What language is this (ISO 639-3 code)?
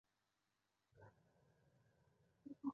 zho